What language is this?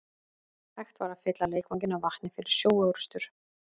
Icelandic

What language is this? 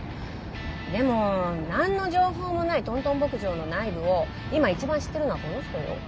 Japanese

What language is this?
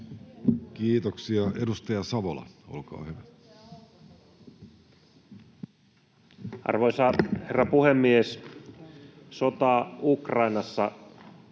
Finnish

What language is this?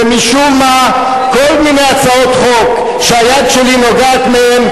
Hebrew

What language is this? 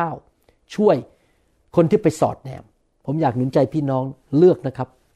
Thai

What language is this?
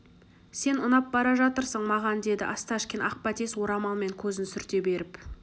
Kazakh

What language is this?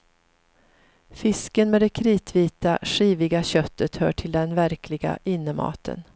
Swedish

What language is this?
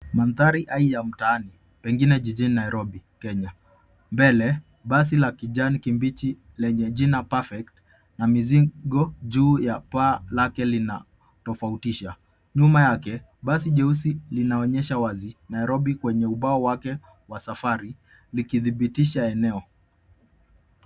Swahili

